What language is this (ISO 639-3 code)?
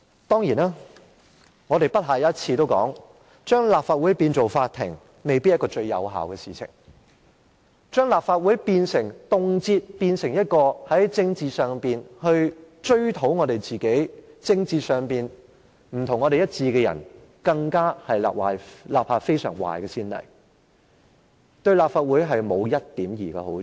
yue